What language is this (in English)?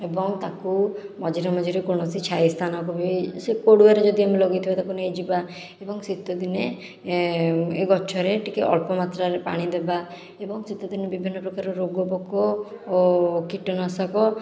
Odia